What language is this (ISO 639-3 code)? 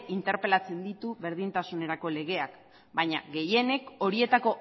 eus